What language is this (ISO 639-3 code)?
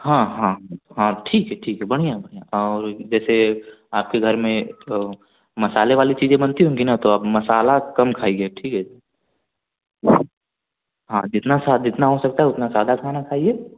hin